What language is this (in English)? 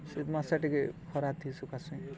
Odia